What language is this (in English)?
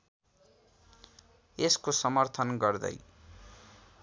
Nepali